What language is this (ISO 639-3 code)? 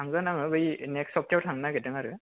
brx